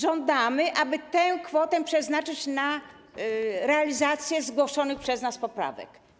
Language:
Polish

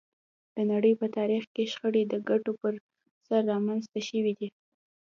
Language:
Pashto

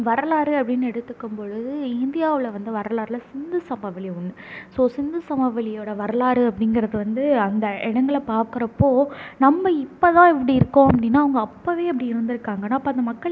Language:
Tamil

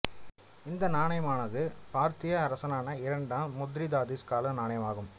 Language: Tamil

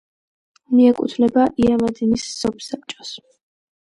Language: Georgian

